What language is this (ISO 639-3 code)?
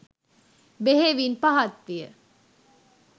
sin